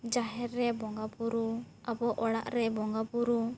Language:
Santali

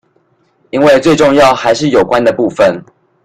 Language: Chinese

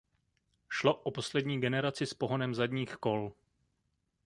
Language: Czech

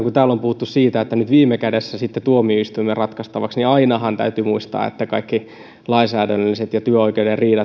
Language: Finnish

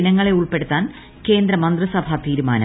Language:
Malayalam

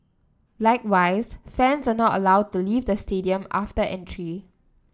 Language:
English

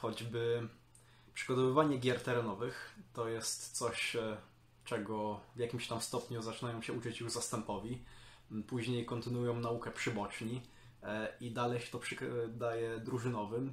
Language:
Polish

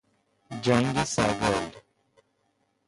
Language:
Persian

